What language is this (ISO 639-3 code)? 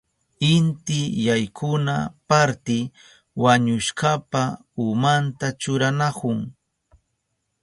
qup